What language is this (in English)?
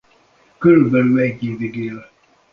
Hungarian